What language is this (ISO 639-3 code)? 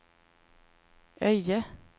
swe